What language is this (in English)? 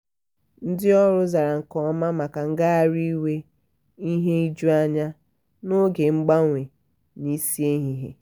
Igbo